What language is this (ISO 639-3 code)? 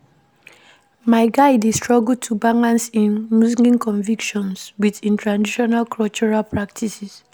pcm